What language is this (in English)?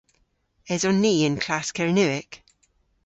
Cornish